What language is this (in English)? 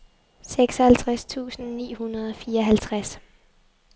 Danish